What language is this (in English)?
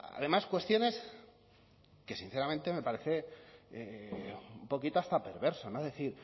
Spanish